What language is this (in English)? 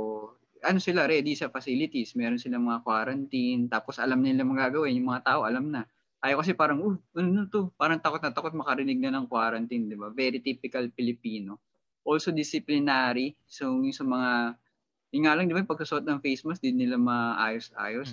Filipino